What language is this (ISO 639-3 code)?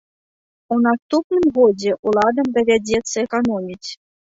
bel